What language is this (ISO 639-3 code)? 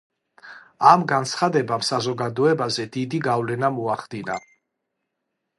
kat